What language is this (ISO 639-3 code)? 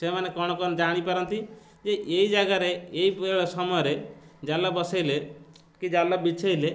ori